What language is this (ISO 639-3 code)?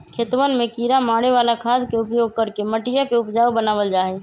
mag